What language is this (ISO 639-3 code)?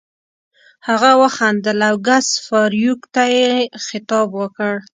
pus